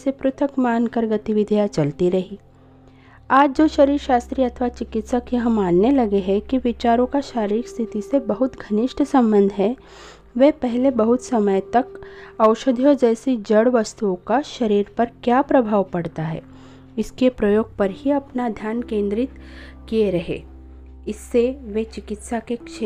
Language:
Hindi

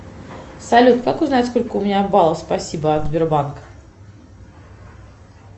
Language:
Russian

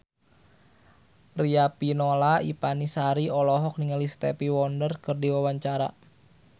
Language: Sundanese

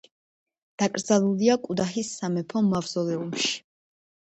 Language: Georgian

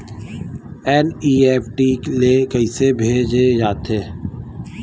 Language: Chhattisgarhi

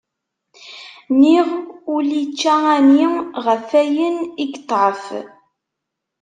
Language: Kabyle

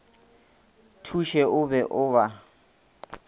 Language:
Northern Sotho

